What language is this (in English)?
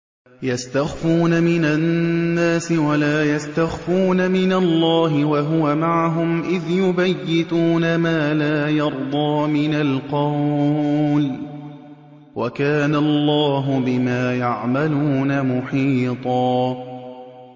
Arabic